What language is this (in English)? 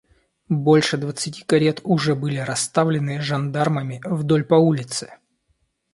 Russian